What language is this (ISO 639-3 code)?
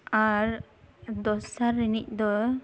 sat